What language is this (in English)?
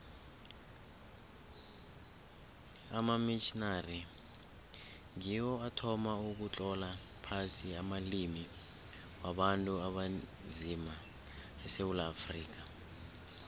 South Ndebele